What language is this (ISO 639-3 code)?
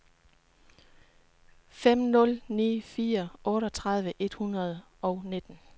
dan